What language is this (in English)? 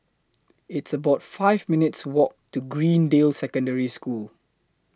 English